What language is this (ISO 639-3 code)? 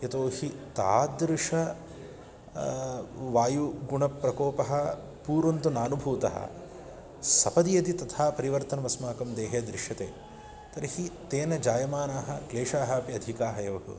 san